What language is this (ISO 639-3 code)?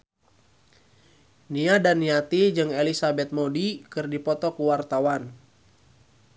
sun